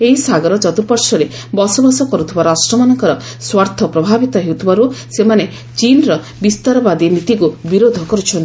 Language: Odia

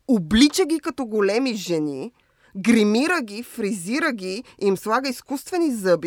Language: Bulgarian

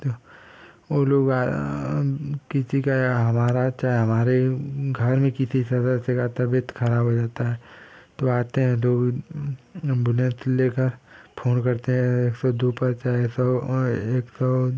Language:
Hindi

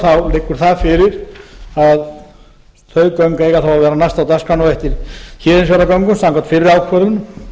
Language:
Icelandic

